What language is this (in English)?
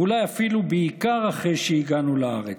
Hebrew